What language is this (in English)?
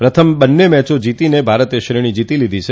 Gujarati